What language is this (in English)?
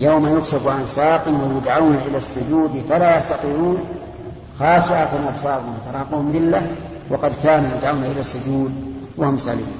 Arabic